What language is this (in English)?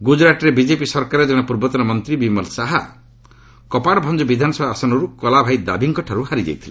Odia